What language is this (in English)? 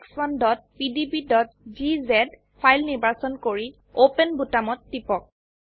Assamese